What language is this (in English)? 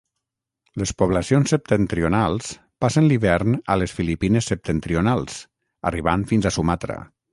Catalan